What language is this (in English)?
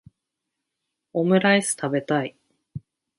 Japanese